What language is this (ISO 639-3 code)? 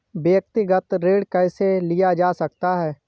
hin